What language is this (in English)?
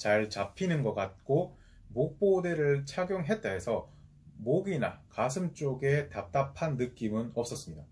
Korean